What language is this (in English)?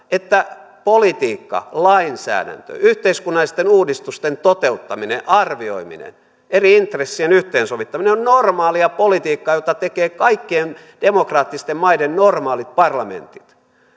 Finnish